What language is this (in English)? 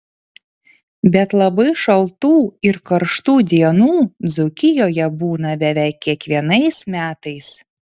Lithuanian